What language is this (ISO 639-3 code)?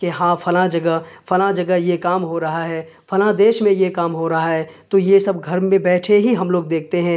urd